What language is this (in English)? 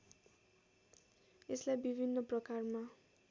Nepali